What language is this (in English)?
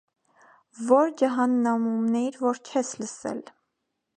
Armenian